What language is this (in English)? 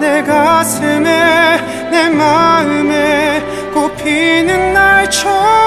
Korean